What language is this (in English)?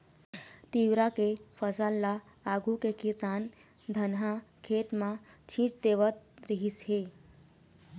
Chhattisgarhi